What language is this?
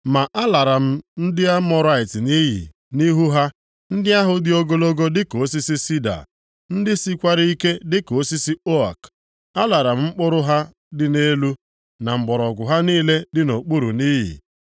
Igbo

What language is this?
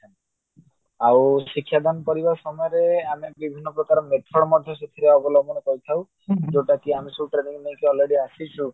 Odia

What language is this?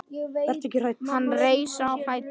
Icelandic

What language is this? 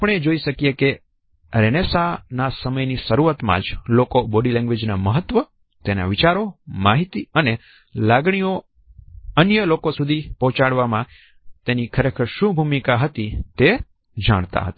Gujarati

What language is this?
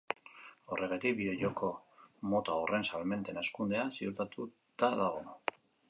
Basque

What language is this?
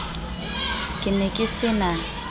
Southern Sotho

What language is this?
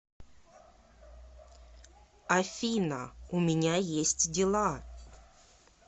Russian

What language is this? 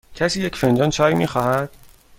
Persian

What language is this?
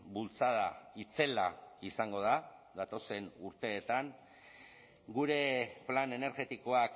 Basque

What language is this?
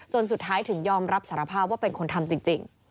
Thai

